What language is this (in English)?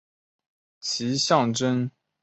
Chinese